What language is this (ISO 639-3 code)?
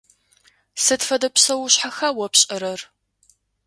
ady